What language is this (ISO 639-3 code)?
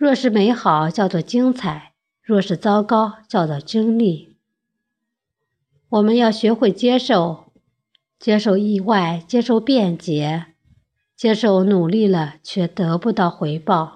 zho